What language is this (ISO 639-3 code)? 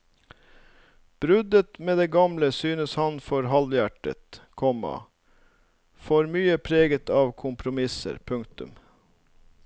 nor